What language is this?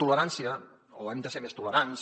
Catalan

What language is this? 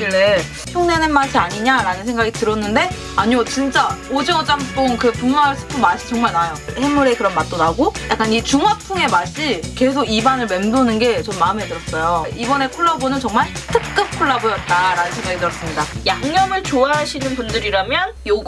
Korean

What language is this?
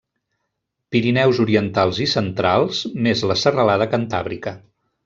Catalan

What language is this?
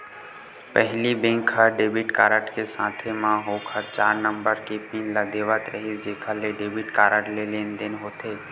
Chhattisgarhi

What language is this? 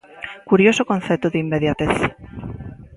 Galician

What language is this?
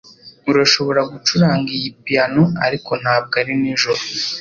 Kinyarwanda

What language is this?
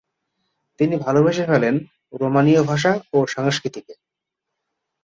Bangla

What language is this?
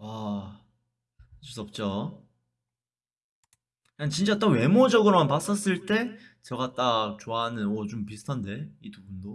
Korean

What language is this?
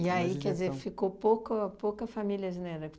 Portuguese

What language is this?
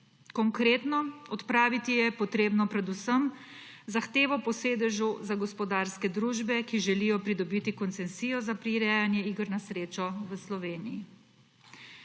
Slovenian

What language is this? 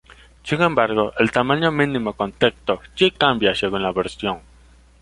Spanish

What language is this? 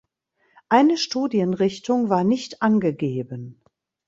German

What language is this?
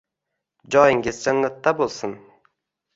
Uzbek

